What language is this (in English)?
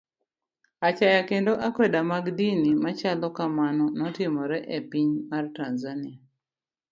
Luo (Kenya and Tanzania)